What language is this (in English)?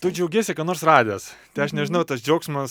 Lithuanian